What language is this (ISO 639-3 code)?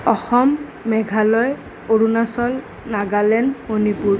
asm